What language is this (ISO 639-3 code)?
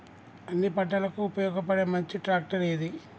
tel